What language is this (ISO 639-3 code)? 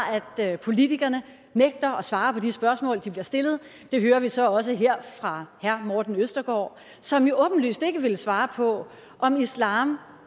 dan